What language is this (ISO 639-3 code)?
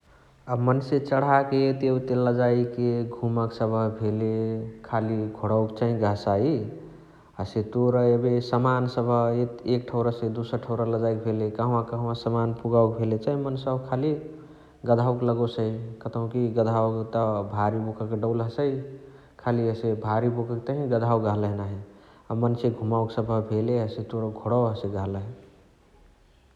the